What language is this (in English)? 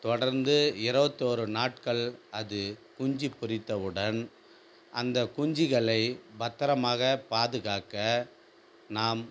Tamil